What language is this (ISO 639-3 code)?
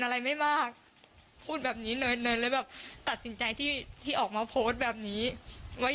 tha